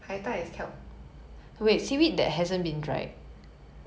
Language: English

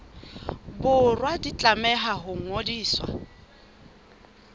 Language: Southern Sotho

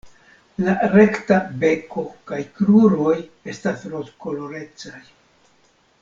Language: Esperanto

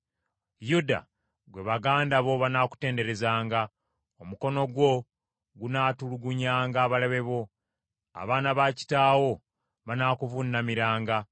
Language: Ganda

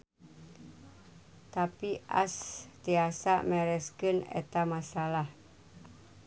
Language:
Sundanese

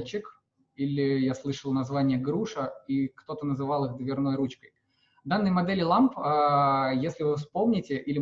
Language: Russian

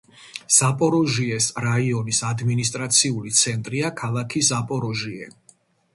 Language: Georgian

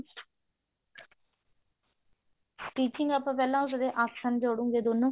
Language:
Punjabi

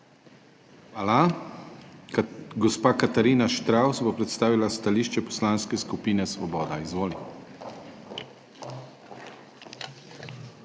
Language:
Slovenian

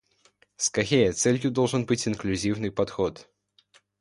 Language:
Russian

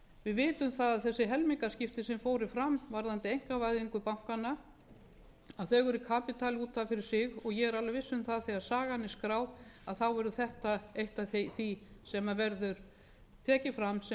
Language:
Icelandic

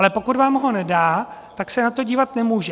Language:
Czech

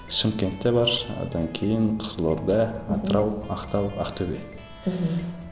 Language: Kazakh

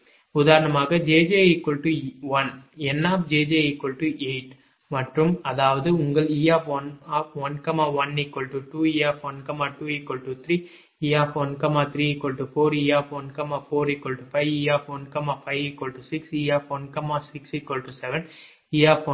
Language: Tamil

